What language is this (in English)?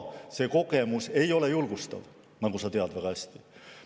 Estonian